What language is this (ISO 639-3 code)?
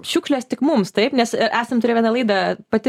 lit